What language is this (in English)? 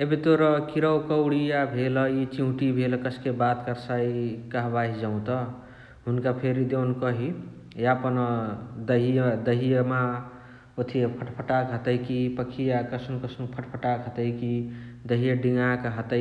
Chitwania Tharu